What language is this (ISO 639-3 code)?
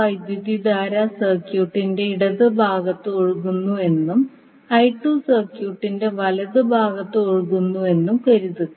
mal